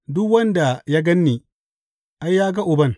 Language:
Hausa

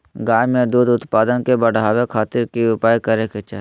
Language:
Magahi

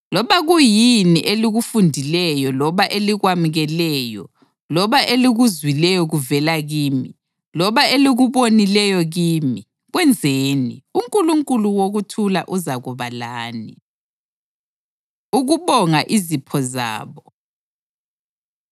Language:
North Ndebele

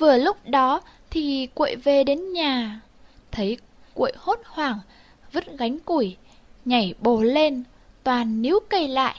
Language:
Vietnamese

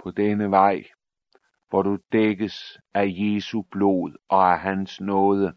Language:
Danish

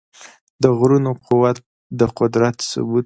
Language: Pashto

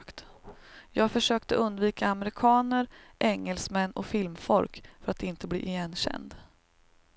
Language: Swedish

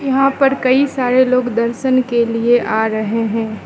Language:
Hindi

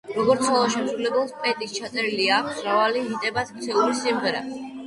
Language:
Georgian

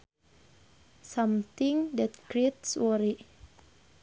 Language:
Sundanese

